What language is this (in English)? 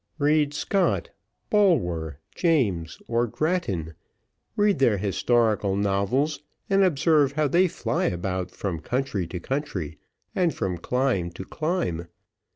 English